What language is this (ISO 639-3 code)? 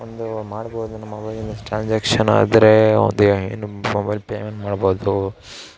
kan